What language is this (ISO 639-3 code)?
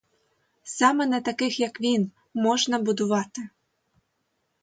ukr